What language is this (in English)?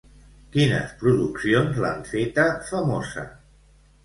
Catalan